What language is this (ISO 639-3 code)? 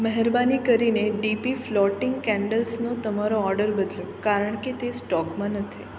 guj